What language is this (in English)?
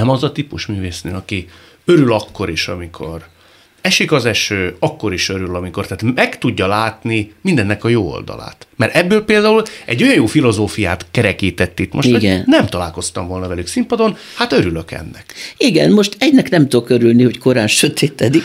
Hungarian